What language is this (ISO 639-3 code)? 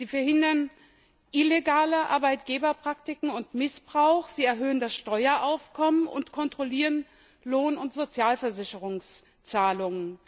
deu